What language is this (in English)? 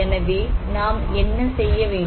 Tamil